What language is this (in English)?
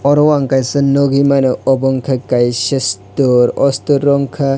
Kok Borok